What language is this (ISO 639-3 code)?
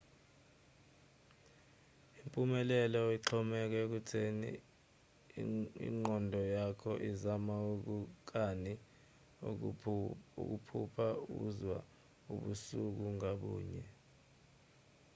zul